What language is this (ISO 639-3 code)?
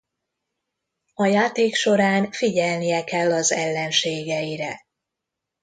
hun